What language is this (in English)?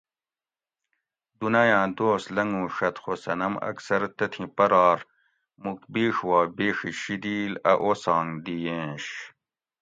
Gawri